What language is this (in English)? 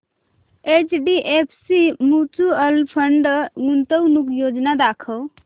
Marathi